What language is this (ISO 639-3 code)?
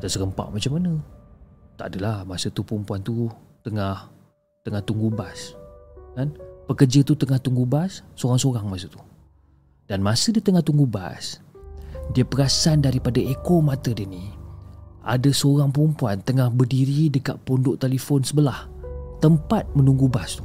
msa